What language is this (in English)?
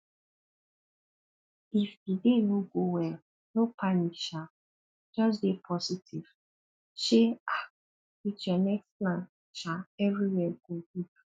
Nigerian Pidgin